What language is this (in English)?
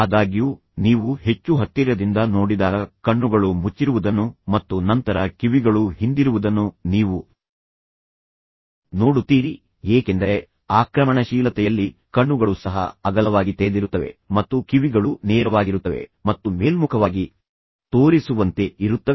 Kannada